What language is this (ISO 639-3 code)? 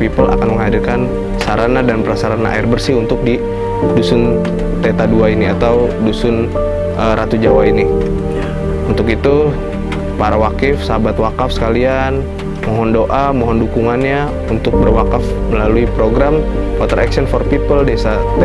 ind